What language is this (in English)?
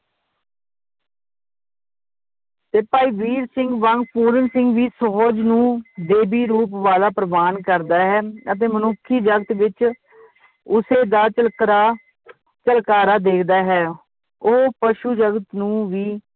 Punjabi